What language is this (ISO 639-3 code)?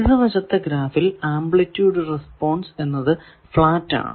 mal